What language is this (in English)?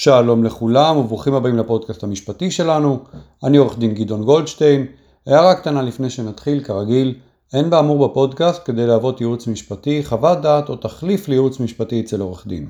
Hebrew